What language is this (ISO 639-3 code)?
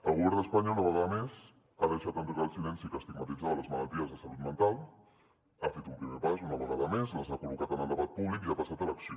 cat